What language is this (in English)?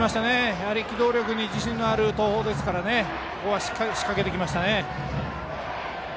Japanese